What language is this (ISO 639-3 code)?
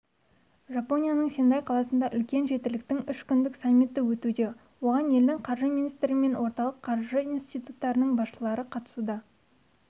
kaz